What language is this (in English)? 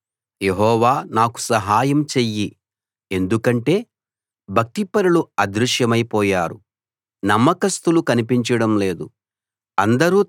Telugu